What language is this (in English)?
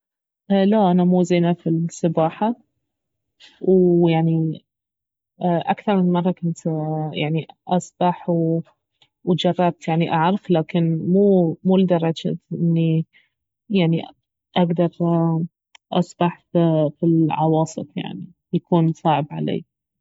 Baharna Arabic